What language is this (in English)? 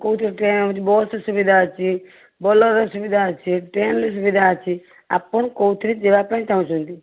Odia